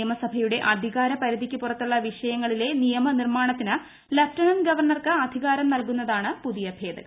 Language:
Malayalam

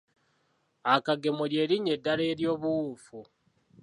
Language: Ganda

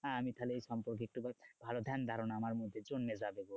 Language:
Bangla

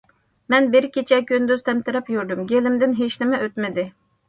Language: Uyghur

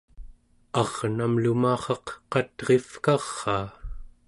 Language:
Central Yupik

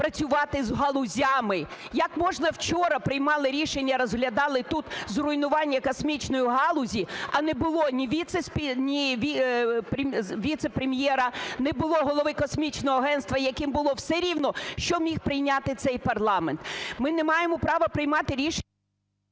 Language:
Ukrainian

